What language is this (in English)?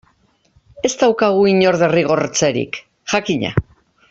Basque